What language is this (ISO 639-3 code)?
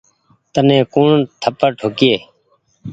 gig